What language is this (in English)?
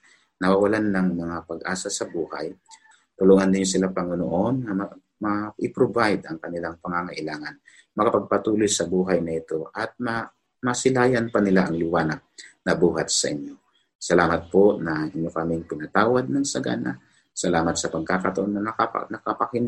Filipino